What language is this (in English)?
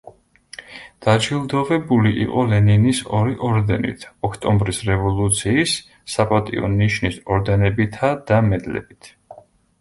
Georgian